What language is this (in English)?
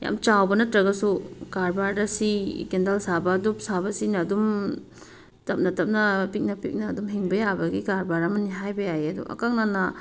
Manipuri